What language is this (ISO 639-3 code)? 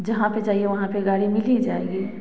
hin